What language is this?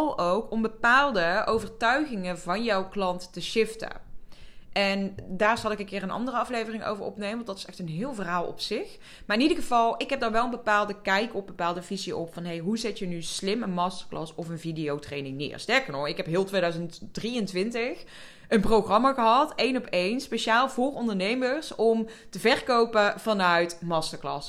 Dutch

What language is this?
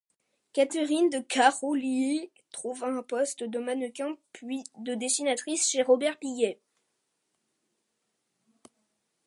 French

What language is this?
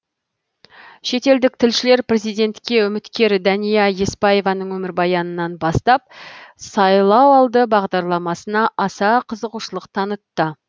Kazakh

